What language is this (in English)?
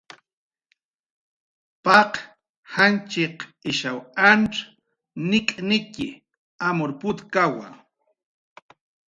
Jaqaru